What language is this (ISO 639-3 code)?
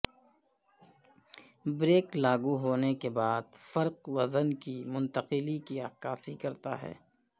urd